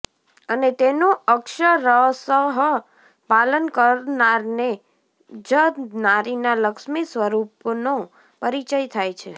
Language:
Gujarati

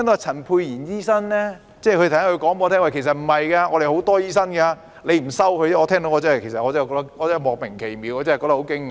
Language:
Cantonese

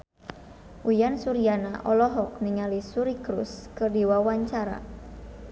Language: Sundanese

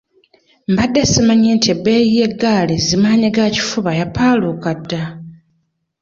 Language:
Ganda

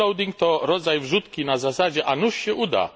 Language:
Polish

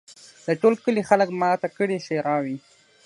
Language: Pashto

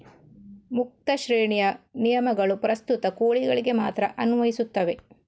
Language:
Kannada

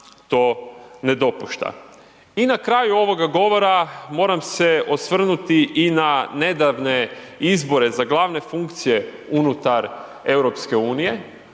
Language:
Croatian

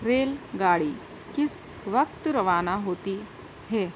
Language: Urdu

